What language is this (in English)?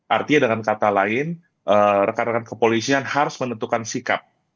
Indonesian